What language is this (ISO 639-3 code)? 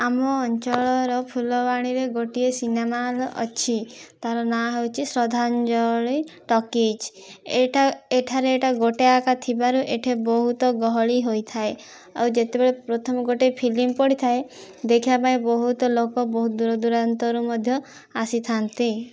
ori